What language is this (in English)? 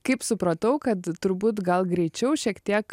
Lithuanian